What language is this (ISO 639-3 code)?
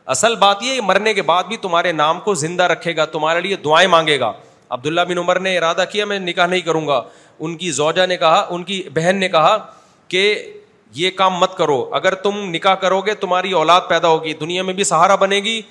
urd